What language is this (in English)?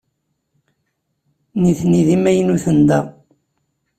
Kabyle